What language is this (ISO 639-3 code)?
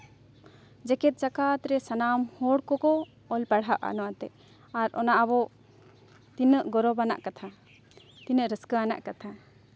sat